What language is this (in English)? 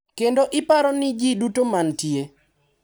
Luo (Kenya and Tanzania)